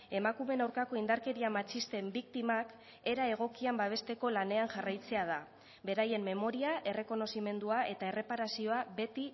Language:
Basque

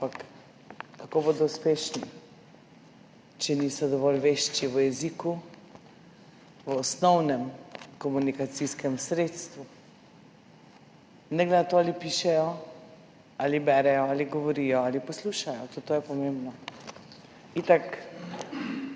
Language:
Slovenian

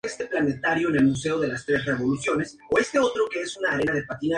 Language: Spanish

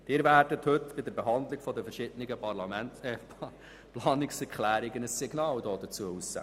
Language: Swiss German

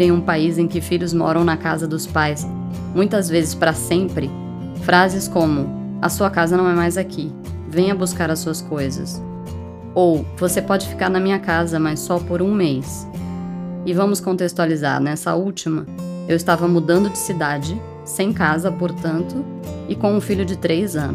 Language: Portuguese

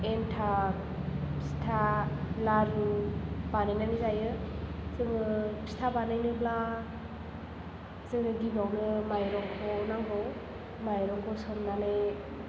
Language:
Bodo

